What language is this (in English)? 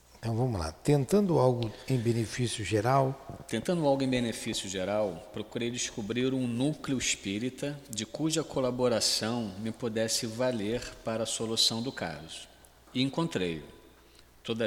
Portuguese